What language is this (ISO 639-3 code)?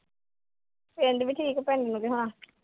pan